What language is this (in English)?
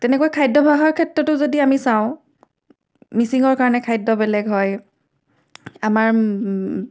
Assamese